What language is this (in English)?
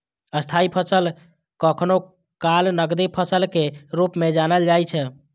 Maithili